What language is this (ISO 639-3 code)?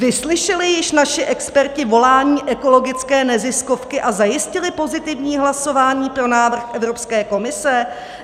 ces